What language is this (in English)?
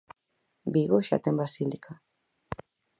Galician